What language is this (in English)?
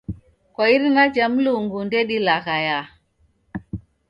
Taita